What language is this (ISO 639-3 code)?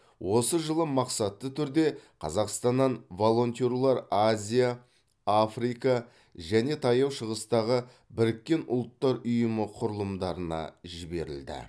kaz